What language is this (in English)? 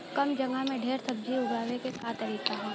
Bhojpuri